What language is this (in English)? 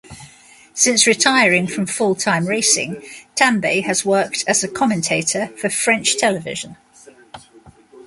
English